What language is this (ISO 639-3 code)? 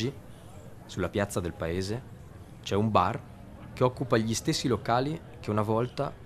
ita